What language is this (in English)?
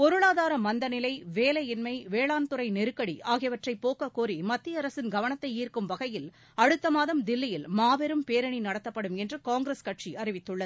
Tamil